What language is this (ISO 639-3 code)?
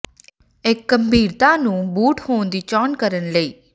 pan